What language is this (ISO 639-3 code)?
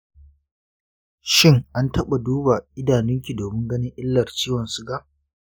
hau